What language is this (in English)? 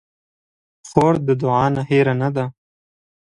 Pashto